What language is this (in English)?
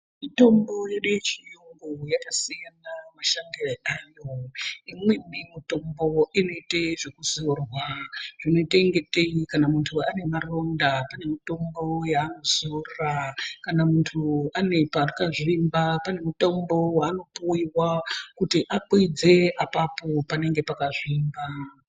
Ndau